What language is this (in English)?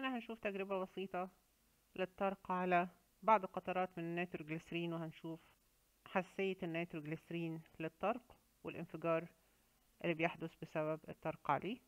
Arabic